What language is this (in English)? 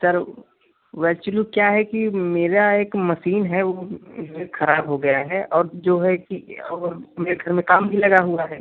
Hindi